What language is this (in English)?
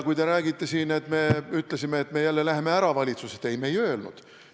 Estonian